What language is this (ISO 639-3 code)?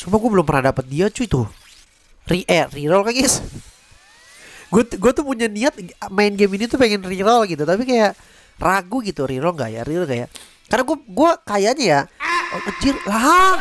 ind